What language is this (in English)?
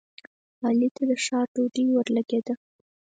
Pashto